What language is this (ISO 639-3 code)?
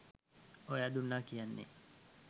sin